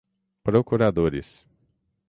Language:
Portuguese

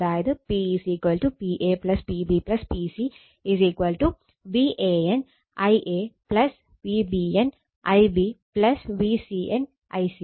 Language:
Malayalam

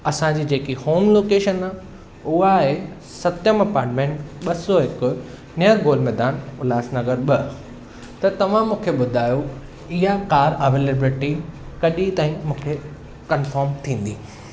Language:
Sindhi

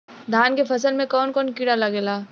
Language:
Bhojpuri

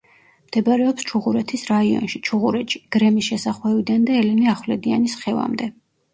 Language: Georgian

